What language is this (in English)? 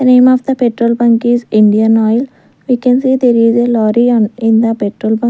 English